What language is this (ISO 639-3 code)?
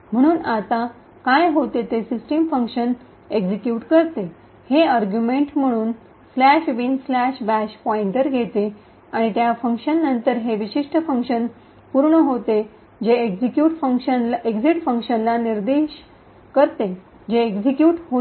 mar